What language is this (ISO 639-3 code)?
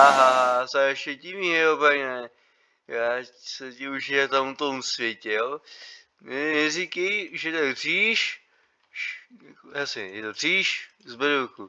ces